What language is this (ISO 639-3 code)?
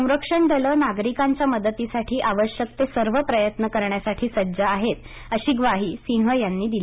mar